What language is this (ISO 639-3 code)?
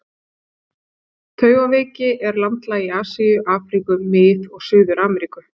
isl